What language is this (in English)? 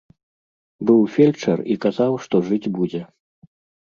Belarusian